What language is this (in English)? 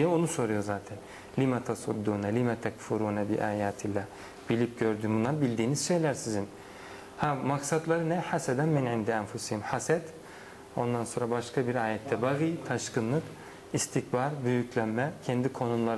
Turkish